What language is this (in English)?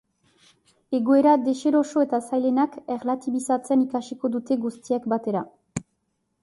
Basque